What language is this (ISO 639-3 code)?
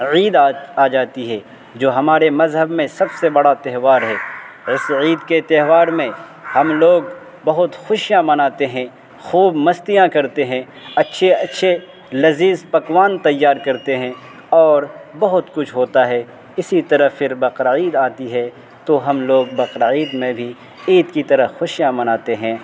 urd